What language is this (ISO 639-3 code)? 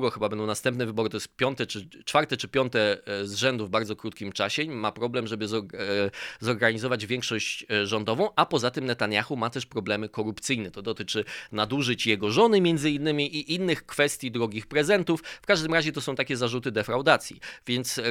pol